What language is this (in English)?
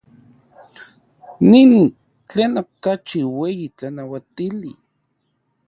Central Puebla Nahuatl